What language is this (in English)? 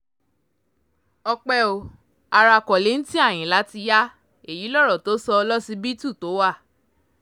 Yoruba